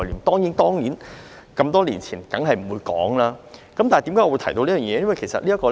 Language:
Cantonese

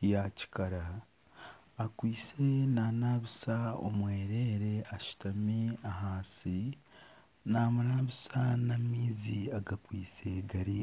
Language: Nyankole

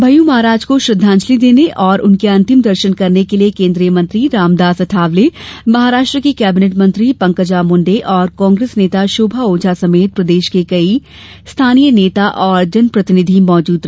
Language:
Hindi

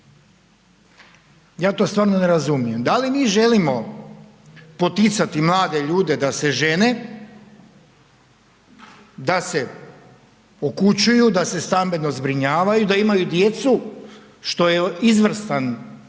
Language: Croatian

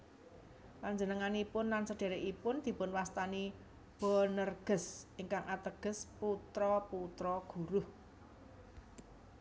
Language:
Javanese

